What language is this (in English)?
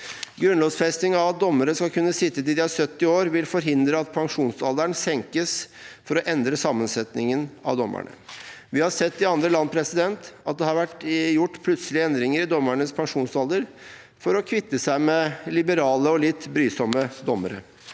Norwegian